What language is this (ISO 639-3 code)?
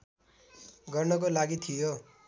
nep